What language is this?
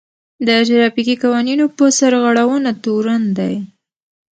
Pashto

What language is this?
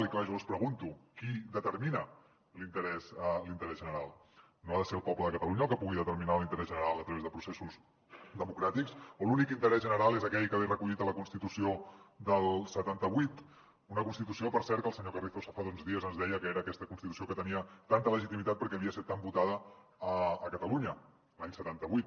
Catalan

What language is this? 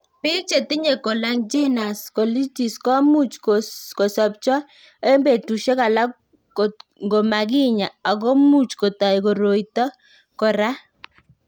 Kalenjin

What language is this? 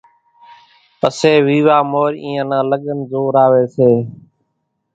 Kachi Koli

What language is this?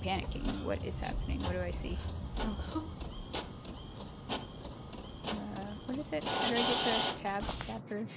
English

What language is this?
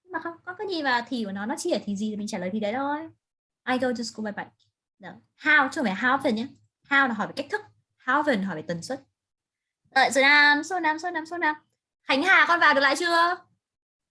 Vietnamese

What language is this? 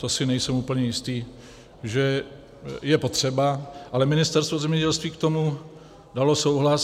Czech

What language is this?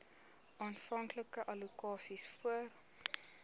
Afrikaans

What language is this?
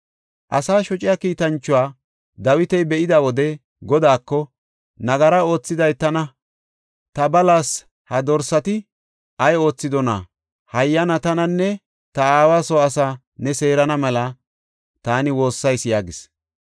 Gofa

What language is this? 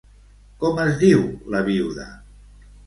Catalan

